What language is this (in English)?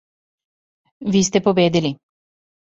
Serbian